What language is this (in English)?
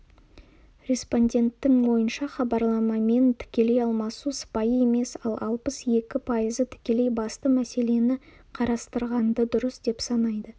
Kazakh